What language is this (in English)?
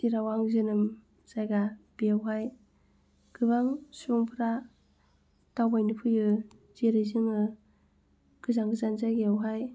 Bodo